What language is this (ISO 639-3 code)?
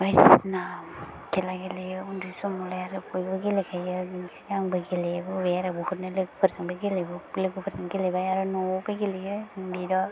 brx